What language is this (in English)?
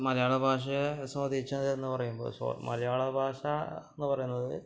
Malayalam